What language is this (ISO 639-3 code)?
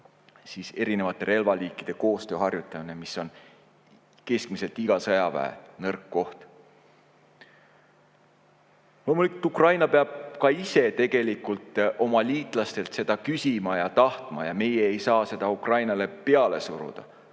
est